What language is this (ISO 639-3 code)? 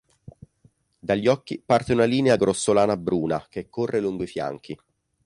ita